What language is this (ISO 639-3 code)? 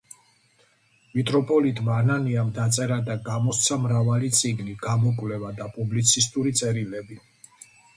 kat